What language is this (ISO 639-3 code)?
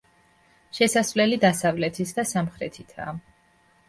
kat